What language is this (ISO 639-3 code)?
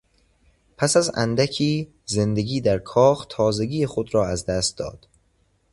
fas